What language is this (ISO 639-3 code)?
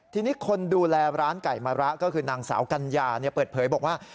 tha